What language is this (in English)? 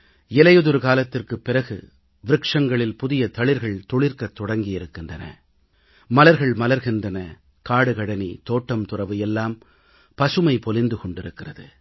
Tamil